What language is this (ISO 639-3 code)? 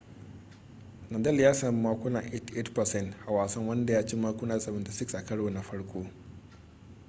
hau